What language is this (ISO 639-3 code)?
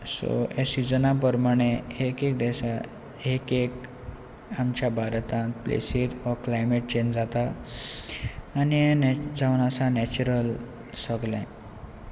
kok